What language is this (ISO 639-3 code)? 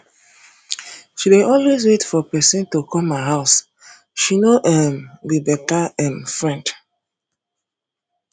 pcm